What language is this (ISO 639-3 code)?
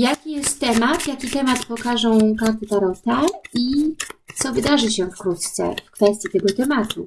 pol